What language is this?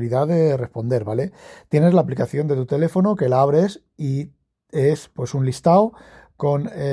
Spanish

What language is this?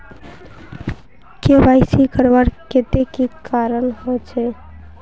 Magahi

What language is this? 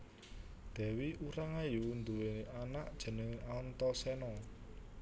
Javanese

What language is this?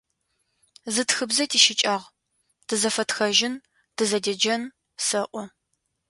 Adyghe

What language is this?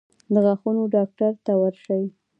Pashto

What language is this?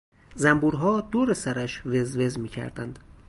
Persian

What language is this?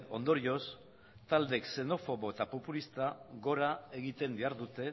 Basque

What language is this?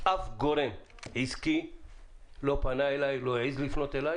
Hebrew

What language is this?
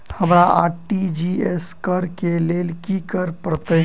Maithili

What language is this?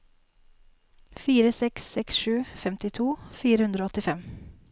Norwegian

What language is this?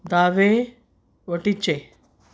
Konkani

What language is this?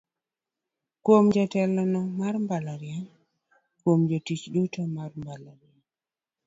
Luo (Kenya and Tanzania)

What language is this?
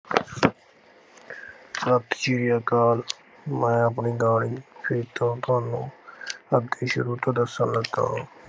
Punjabi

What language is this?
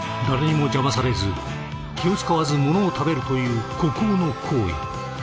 Japanese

